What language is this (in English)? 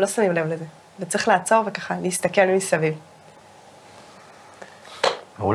Hebrew